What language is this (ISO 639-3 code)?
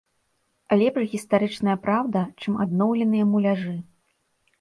bel